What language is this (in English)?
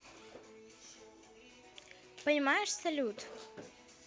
Russian